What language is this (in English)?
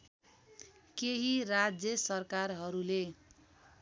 Nepali